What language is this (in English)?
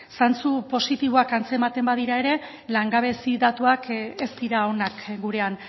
Basque